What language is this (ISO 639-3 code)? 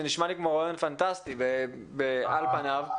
heb